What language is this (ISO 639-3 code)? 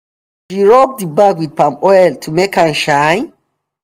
pcm